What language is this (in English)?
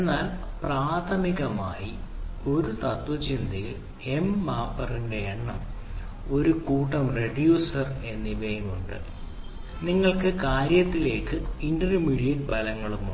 Malayalam